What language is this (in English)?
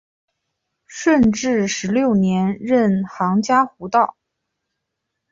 Chinese